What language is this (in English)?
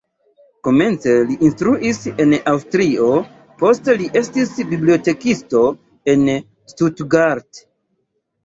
Esperanto